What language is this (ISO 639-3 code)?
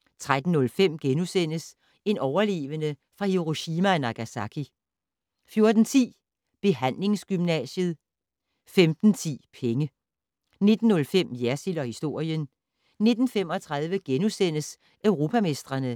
dan